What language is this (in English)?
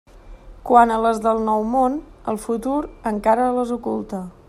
Catalan